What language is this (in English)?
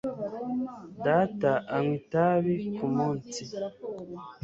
Kinyarwanda